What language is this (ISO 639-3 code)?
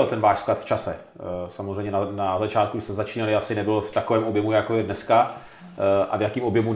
ces